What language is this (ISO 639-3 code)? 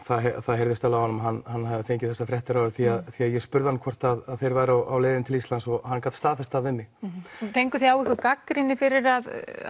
isl